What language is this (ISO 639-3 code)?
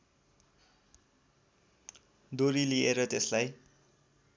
nep